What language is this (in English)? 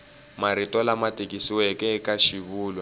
Tsonga